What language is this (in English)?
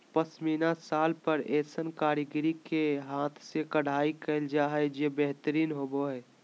Magahi